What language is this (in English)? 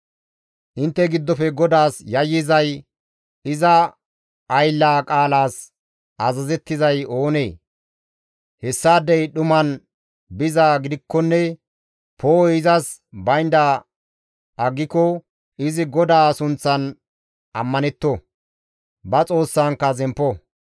Gamo